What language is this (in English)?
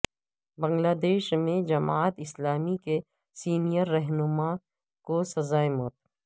Urdu